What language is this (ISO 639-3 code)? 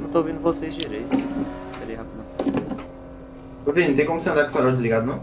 por